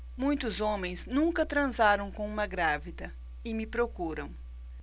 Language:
Portuguese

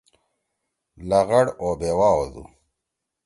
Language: Torwali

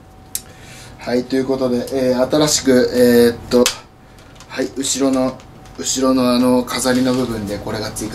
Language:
Japanese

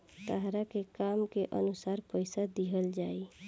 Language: Bhojpuri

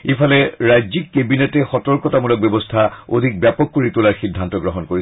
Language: Assamese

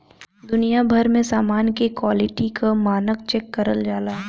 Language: Bhojpuri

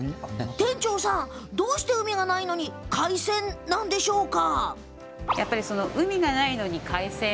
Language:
Japanese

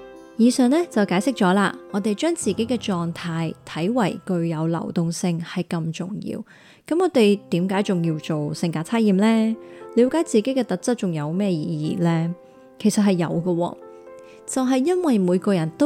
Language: Chinese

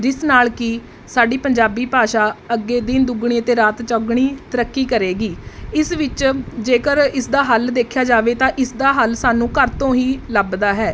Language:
Punjabi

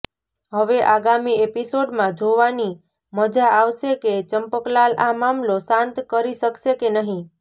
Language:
Gujarati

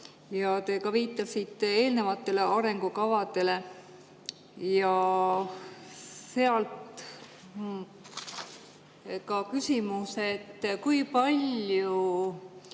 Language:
Estonian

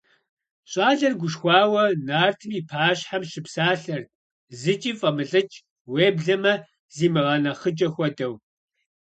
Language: Kabardian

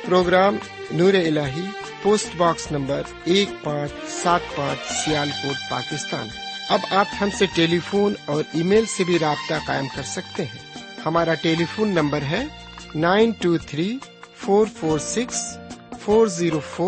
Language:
Urdu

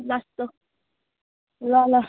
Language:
Nepali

